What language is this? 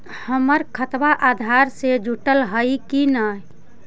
Magahi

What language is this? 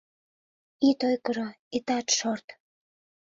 Mari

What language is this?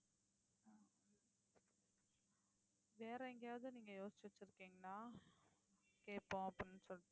Tamil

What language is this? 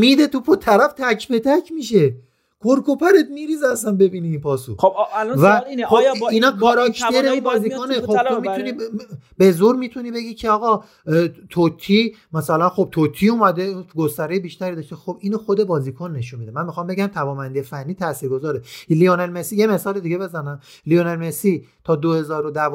Persian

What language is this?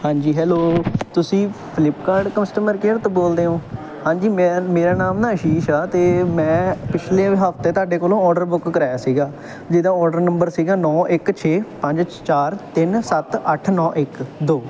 Punjabi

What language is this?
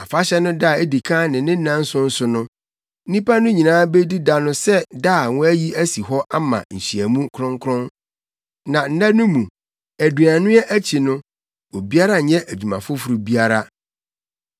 Akan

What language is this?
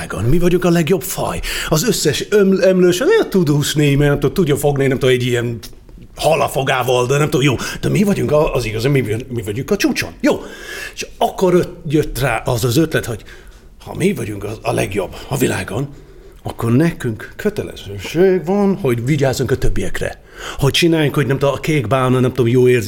Hungarian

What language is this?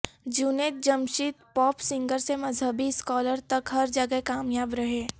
Urdu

